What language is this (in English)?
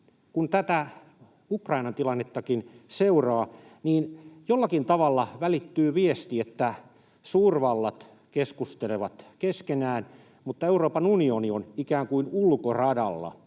Finnish